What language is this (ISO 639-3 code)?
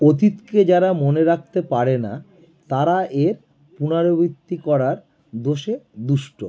ben